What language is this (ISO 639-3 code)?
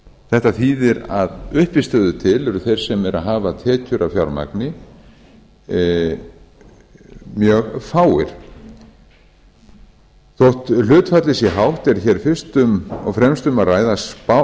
isl